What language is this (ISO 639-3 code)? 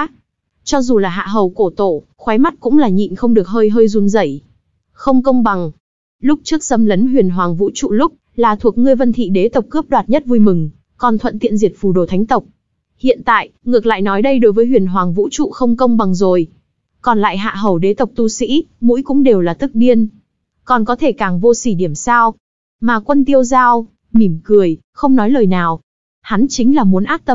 vie